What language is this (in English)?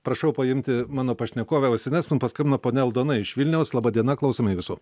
Lithuanian